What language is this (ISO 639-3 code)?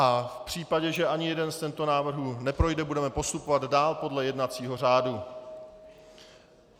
ces